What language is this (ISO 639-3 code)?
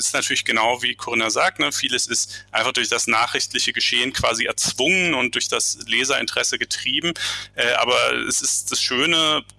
deu